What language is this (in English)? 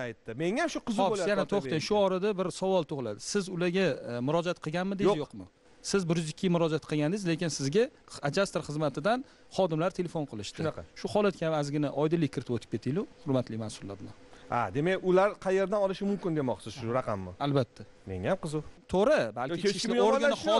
Turkish